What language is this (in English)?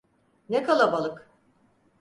Turkish